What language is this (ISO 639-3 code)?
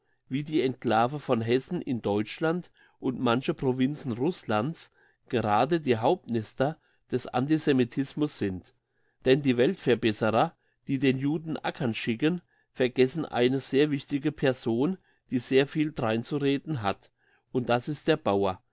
deu